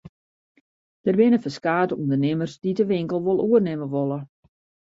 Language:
Western Frisian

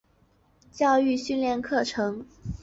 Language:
Chinese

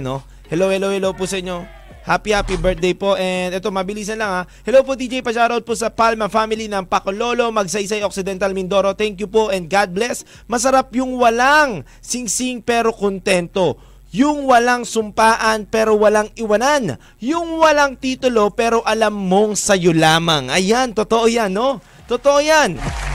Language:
Filipino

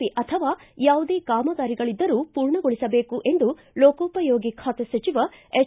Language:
Kannada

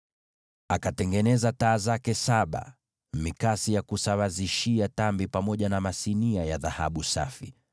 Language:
Swahili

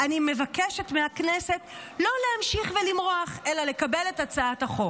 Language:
Hebrew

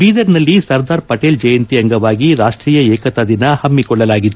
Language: Kannada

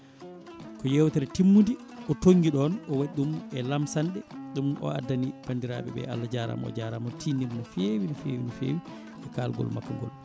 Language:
Fula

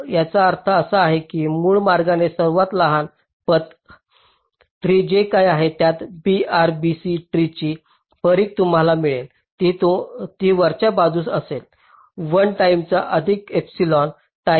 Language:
Marathi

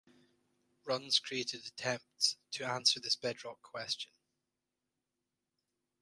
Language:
English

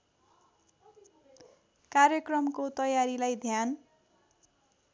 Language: Nepali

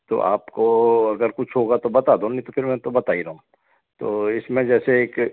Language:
Hindi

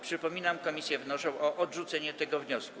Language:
Polish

